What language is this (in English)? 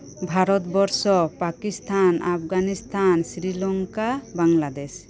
Santali